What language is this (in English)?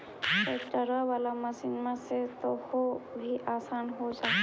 Magahi